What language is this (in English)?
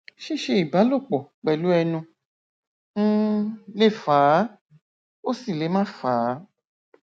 Yoruba